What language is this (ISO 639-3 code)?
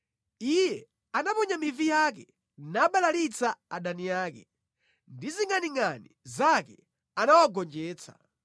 nya